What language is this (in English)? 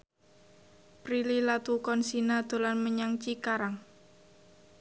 Javanese